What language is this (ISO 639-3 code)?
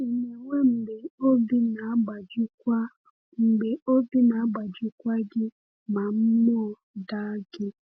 ibo